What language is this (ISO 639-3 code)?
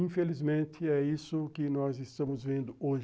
por